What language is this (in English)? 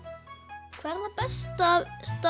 Icelandic